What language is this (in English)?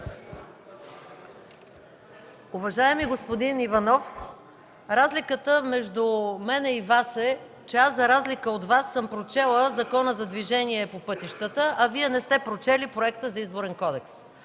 Bulgarian